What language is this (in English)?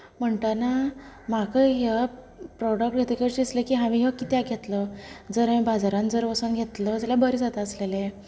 Konkani